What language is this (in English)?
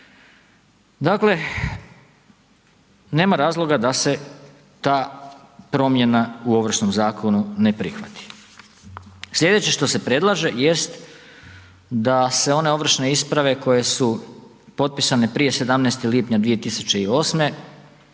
Croatian